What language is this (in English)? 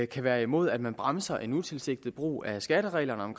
Danish